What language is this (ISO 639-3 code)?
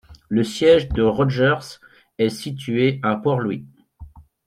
fra